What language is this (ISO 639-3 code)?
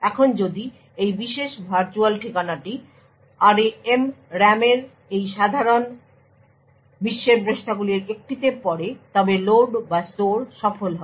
ben